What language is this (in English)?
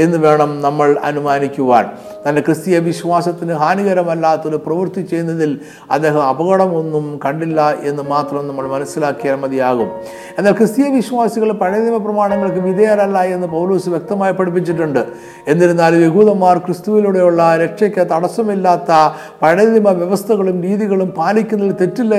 Malayalam